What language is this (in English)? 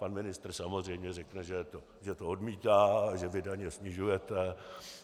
Czech